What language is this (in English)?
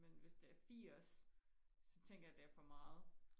Danish